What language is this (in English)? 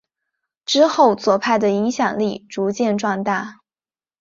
Chinese